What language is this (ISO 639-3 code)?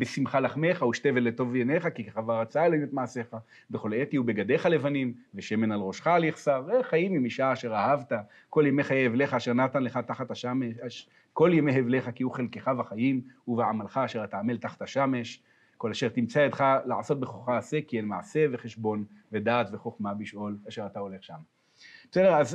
heb